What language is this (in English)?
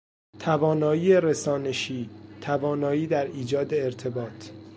Persian